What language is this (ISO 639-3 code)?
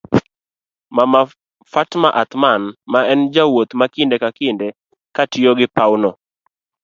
luo